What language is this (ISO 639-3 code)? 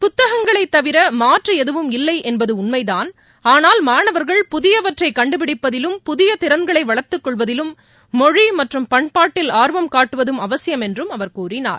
tam